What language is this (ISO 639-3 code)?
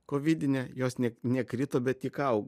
lit